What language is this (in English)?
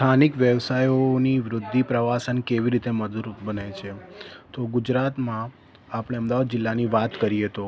Gujarati